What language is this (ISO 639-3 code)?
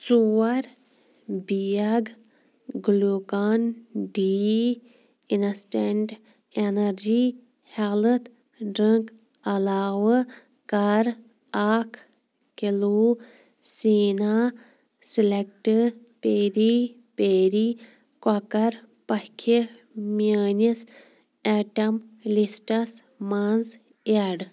kas